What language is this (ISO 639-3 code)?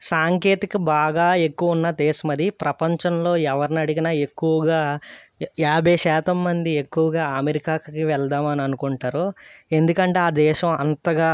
tel